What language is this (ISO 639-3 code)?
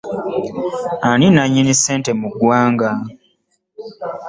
lug